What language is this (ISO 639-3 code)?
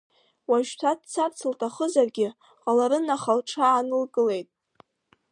abk